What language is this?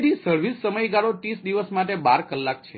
Gujarati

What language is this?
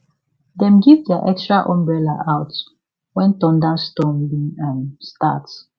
Nigerian Pidgin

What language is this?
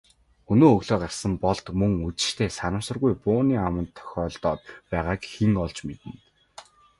Mongolian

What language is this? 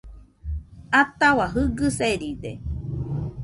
Nüpode Huitoto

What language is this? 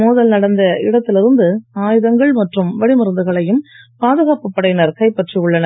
Tamil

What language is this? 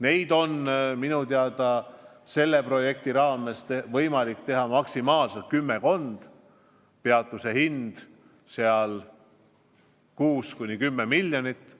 Estonian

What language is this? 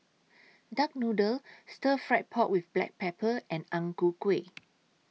English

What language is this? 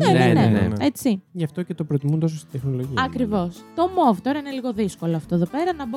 Greek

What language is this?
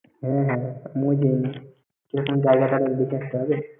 Bangla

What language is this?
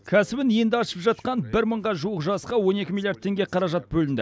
Kazakh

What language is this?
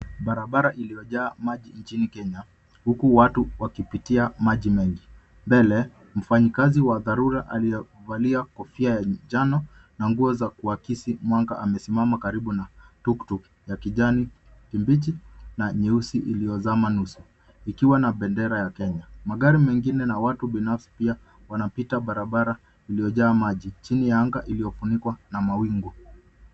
Swahili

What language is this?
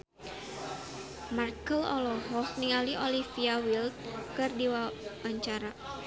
Sundanese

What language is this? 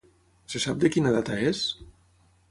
Catalan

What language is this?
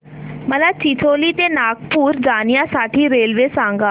Marathi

